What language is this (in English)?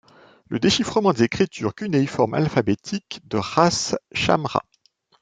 French